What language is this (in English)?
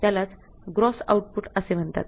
Marathi